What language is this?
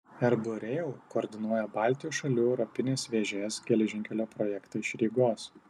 Lithuanian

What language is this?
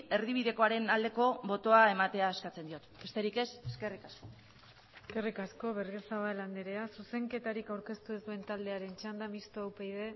Basque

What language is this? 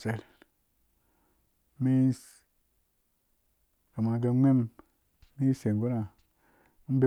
Dũya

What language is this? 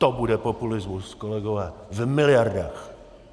Czech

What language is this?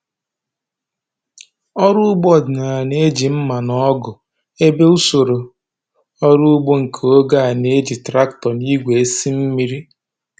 Igbo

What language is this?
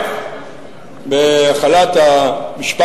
Hebrew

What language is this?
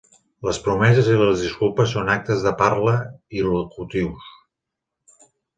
Catalan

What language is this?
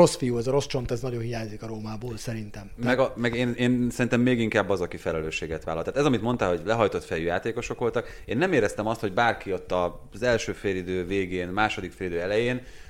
Hungarian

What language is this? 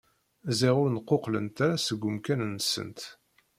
Kabyle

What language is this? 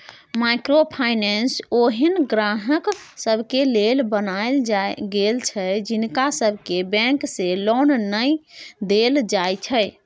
Maithili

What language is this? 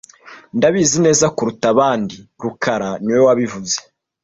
Kinyarwanda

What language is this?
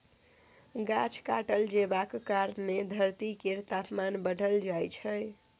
Maithili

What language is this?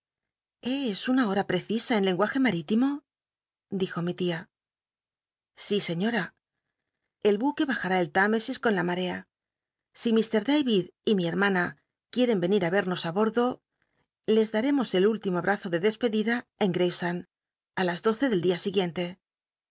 Spanish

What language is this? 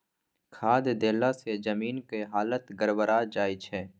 Maithili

